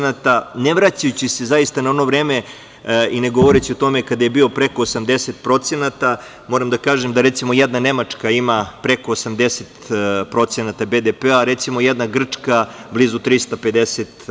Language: Serbian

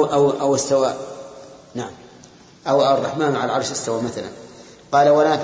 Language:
Arabic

